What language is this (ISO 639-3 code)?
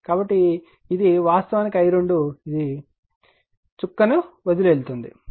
tel